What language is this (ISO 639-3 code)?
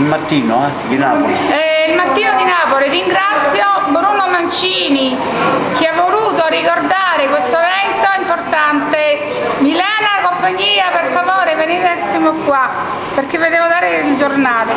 ita